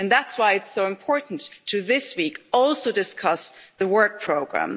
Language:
English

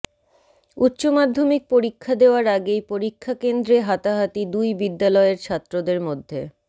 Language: Bangla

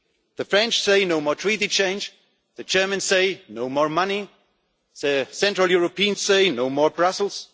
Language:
English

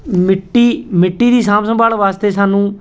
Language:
Punjabi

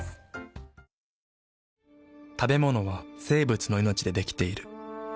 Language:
Japanese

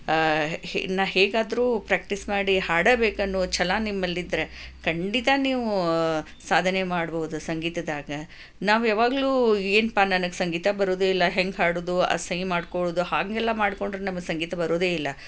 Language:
Kannada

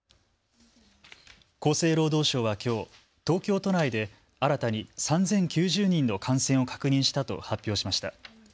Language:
Japanese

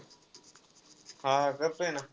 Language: Marathi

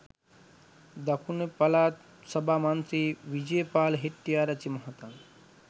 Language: Sinhala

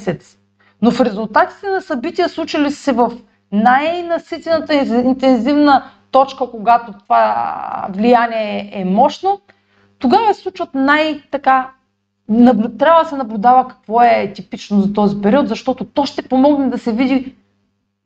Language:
Bulgarian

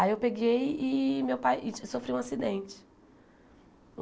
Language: Portuguese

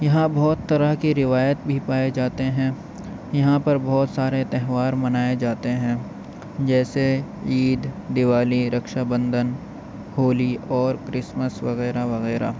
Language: Urdu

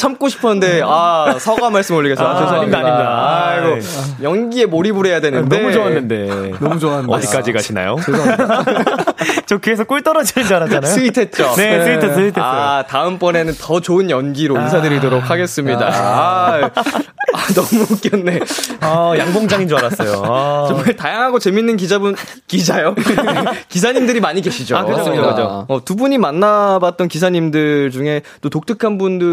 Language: Korean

